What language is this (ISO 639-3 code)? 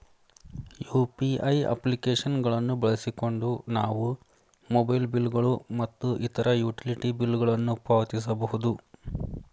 kan